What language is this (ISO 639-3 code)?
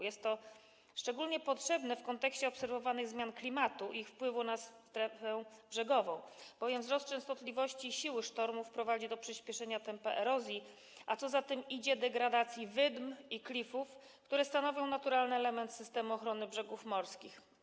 pol